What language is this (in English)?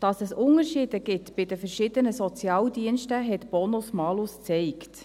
Swiss German